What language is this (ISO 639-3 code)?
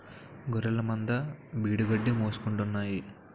tel